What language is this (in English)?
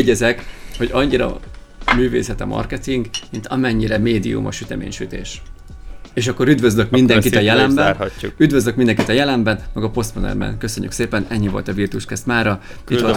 Hungarian